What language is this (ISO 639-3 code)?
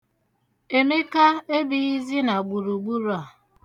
ibo